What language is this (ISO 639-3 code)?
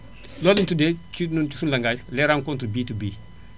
wol